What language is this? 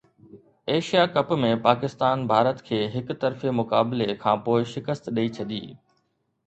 Sindhi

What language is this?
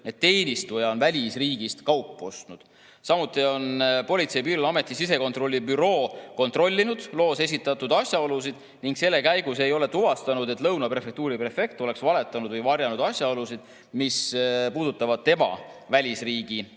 Estonian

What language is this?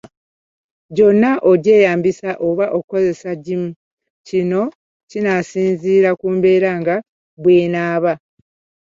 Ganda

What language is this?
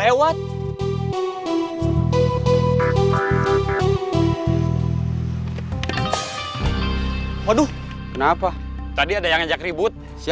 Indonesian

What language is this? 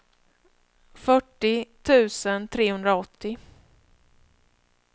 Swedish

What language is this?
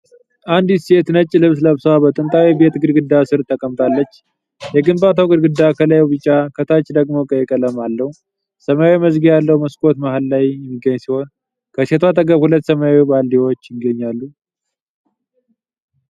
Amharic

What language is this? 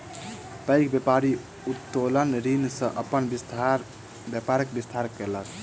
Maithili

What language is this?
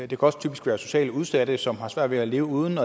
Danish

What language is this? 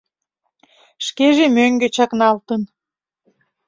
Mari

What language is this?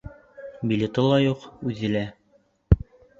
Bashkir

